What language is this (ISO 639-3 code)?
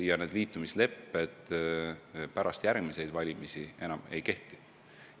est